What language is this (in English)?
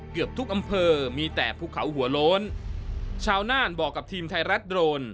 Thai